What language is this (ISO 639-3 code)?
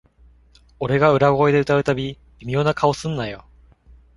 jpn